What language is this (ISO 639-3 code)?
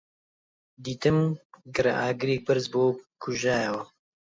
ckb